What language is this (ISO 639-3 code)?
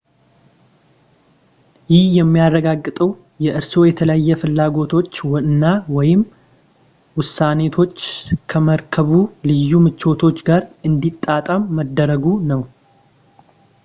amh